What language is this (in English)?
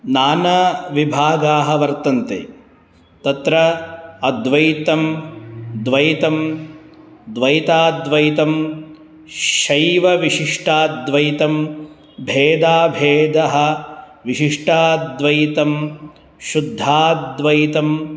Sanskrit